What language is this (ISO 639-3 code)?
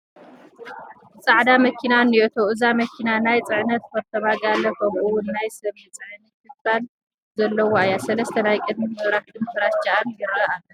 tir